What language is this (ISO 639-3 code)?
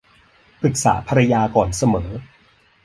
tha